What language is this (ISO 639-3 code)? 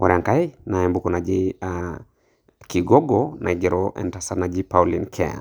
mas